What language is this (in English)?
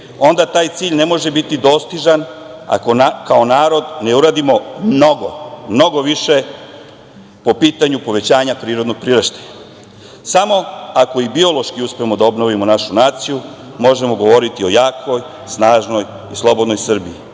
Serbian